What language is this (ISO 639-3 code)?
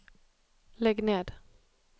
nor